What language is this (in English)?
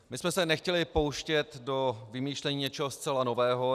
Czech